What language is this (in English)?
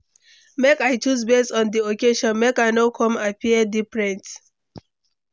Nigerian Pidgin